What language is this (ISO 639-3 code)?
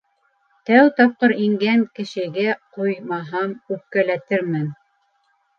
bak